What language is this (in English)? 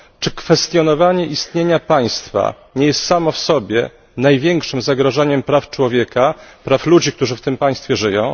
Polish